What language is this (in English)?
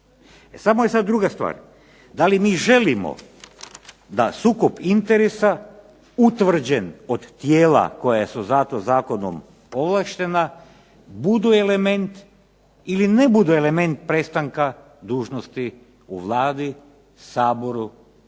Croatian